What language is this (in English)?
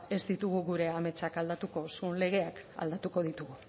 Basque